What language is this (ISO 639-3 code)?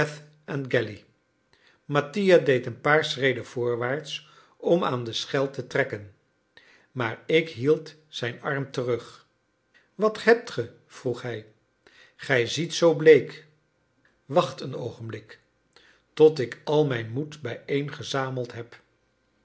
nld